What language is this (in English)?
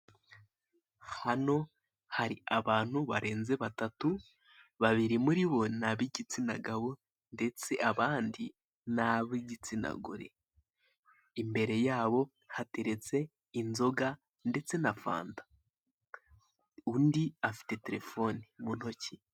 Kinyarwanda